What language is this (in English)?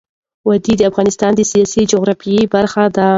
Pashto